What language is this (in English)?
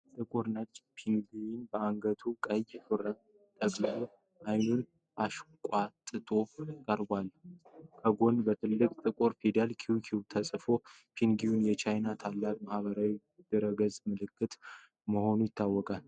Amharic